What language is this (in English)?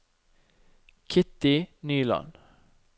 Norwegian